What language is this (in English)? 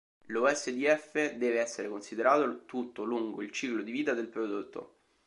Italian